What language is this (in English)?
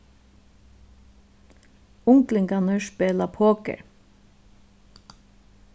Faroese